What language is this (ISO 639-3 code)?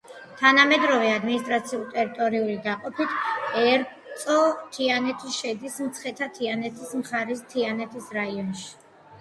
kat